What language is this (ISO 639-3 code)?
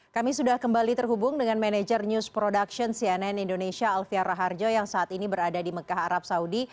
ind